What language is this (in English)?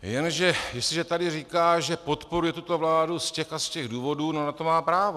Czech